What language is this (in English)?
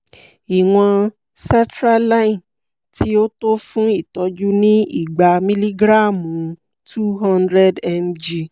Yoruba